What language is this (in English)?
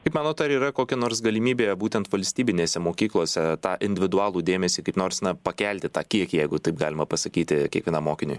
Lithuanian